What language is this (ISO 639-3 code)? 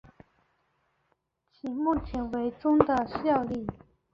zho